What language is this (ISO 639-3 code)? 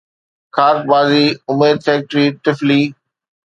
snd